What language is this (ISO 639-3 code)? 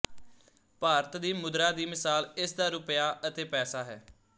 pan